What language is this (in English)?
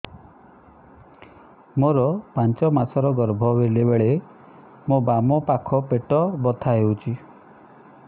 Odia